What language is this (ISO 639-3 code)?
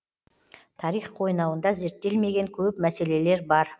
kaz